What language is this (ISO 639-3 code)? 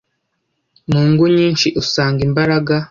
kin